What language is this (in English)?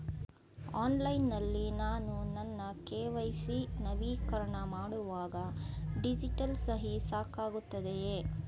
Kannada